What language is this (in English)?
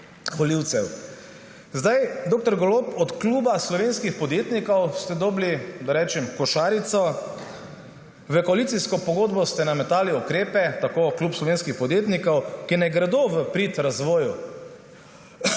Slovenian